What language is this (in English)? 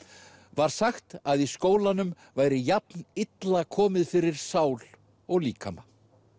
Icelandic